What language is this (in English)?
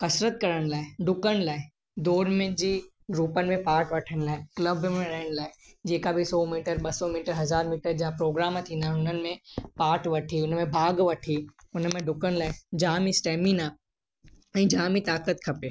Sindhi